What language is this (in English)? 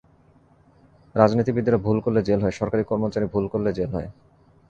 Bangla